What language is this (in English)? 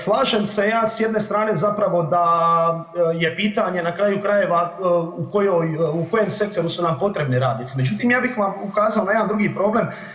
Croatian